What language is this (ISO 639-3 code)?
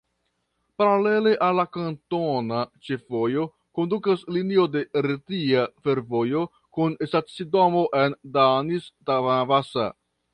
epo